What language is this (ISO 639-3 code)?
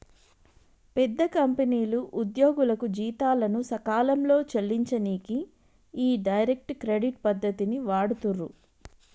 tel